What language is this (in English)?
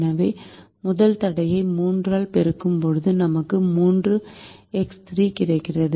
Tamil